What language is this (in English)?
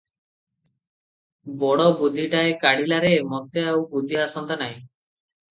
Odia